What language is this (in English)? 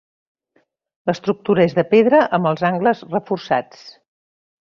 Catalan